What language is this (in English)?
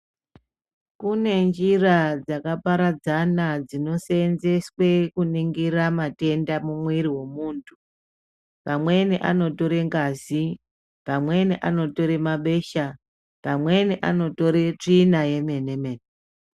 Ndau